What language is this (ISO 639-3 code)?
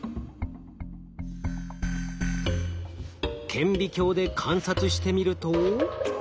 jpn